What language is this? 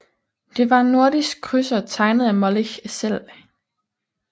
Danish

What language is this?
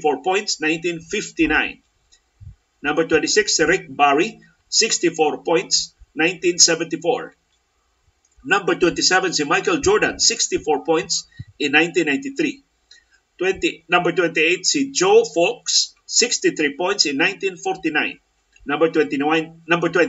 Filipino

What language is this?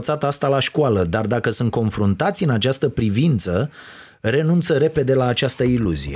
Romanian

